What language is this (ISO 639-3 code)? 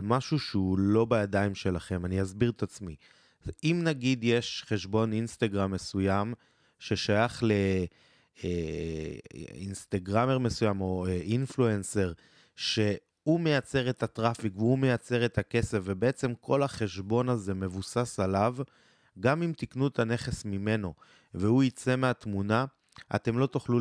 heb